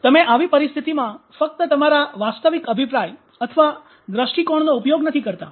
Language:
Gujarati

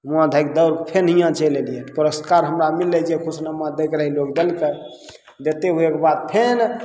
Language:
Maithili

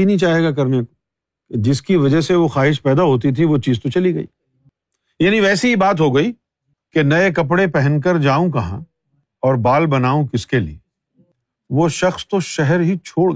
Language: Urdu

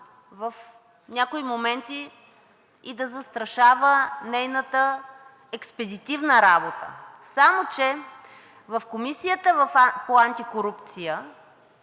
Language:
Bulgarian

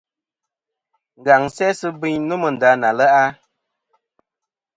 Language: Kom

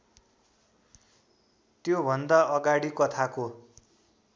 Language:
Nepali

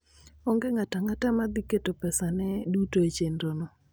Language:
Luo (Kenya and Tanzania)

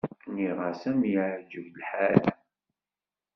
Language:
Kabyle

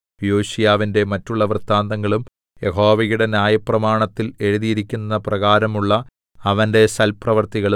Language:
Malayalam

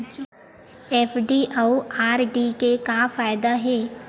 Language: Chhattisgarhi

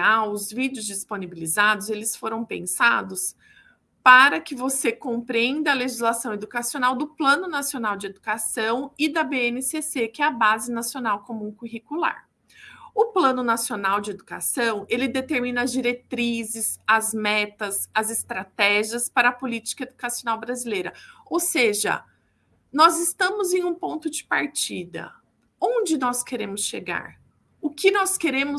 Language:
Portuguese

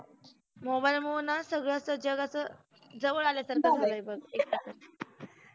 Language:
Marathi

